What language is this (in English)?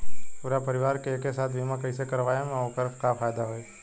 Bhojpuri